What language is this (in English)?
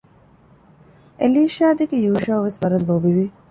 Divehi